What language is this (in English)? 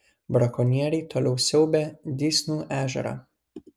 Lithuanian